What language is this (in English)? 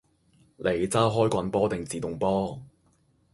Cantonese